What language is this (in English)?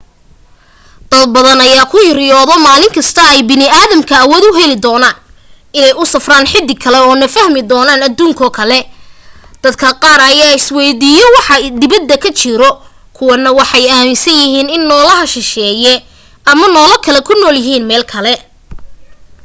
Somali